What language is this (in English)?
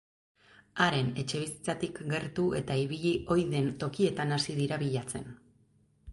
Basque